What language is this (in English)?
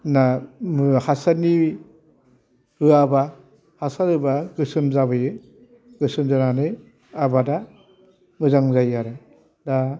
Bodo